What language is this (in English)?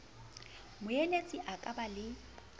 Southern Sotho